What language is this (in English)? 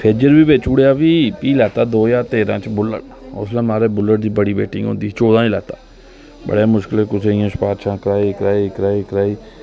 Dogri